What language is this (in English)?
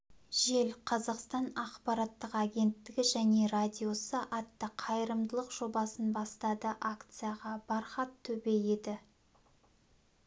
Kazakh